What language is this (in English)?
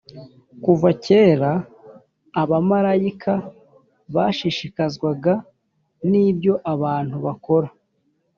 Kinyarwanda